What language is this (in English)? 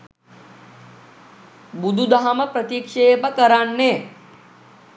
Sinhala